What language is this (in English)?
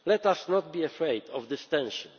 English